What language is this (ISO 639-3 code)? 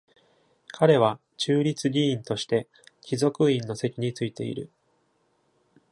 jpn